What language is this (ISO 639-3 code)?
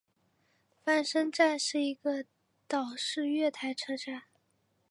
zho